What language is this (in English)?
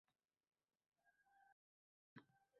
Uzbek